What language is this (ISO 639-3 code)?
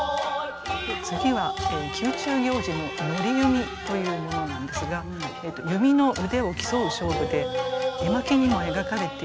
jpn